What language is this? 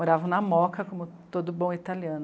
Portuguese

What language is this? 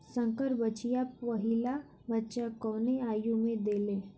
Bhojpuri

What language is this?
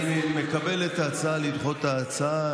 Hebrew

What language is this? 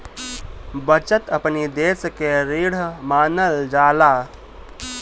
Bhojpuri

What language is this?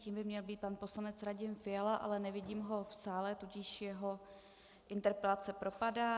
Czech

